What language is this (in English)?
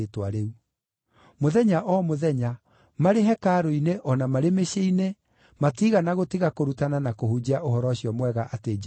Kikuyu